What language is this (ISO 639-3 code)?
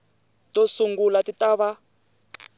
tso